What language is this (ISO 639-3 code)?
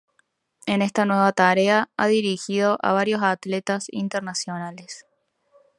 spa